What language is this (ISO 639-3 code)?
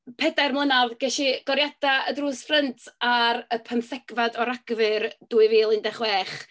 cym